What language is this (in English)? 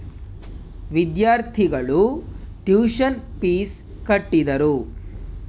Kannada